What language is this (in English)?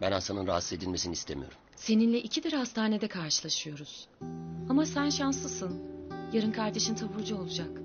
Turkish